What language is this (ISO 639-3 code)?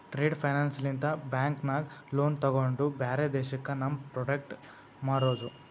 kan